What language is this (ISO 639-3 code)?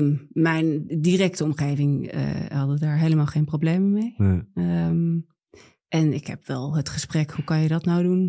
nld